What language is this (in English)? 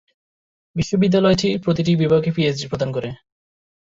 Bangla